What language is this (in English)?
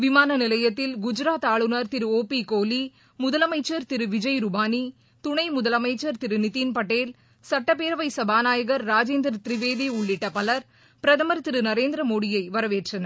Tamil